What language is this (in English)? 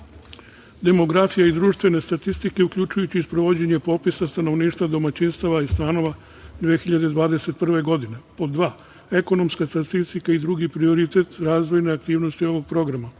Serbian